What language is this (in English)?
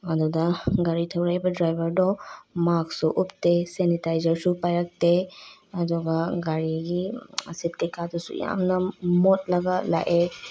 Manipuri